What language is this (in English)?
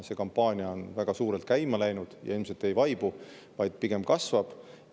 Estonian